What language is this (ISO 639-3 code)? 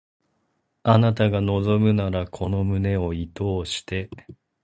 jpn